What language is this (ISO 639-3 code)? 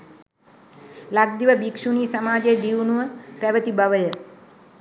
sin